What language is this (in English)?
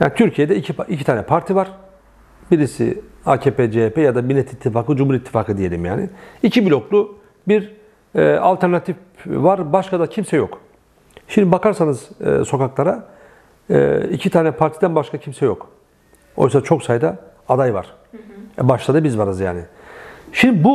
Turkish